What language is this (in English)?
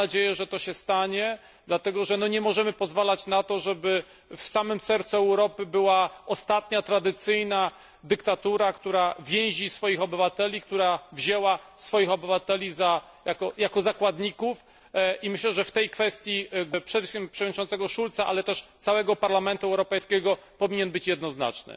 Polish